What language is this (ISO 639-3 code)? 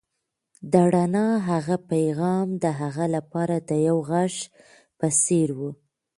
pus